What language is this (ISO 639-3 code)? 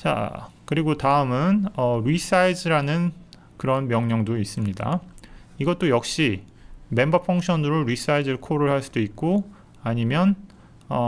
kor